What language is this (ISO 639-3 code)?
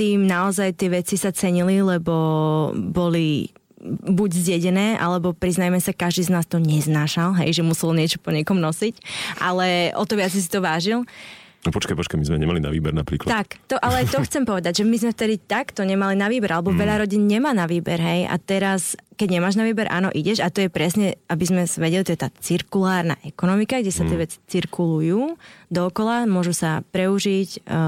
slk